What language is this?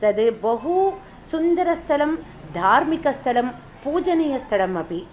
Sanskrit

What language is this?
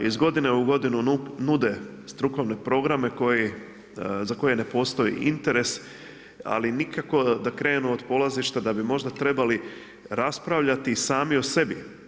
Croatian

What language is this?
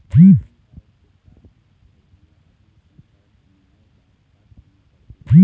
Chhattisgarhi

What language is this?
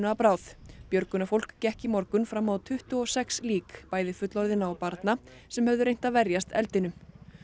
Icelandic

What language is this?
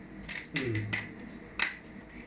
English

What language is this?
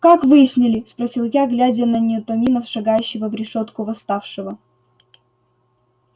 Russian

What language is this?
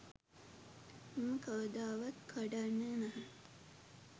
Sinhala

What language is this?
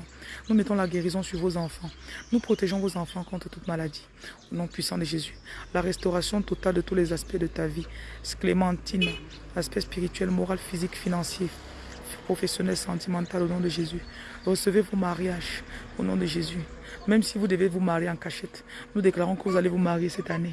French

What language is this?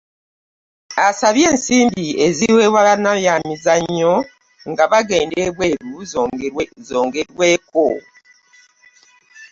Ganda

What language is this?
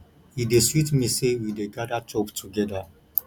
Nigerian Pidgin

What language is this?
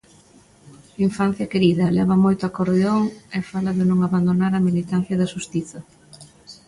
Galician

